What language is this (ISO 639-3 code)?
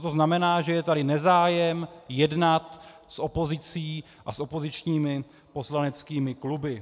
ces